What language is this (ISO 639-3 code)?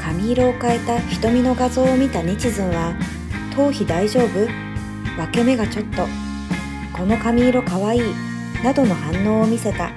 jpn